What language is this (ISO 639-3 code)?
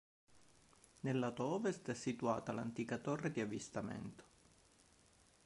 ita